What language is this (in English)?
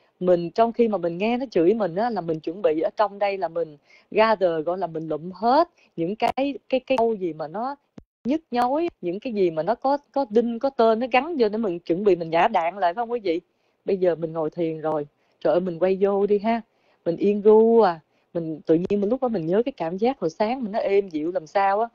Vietnamese